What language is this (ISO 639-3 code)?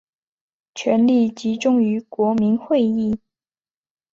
zho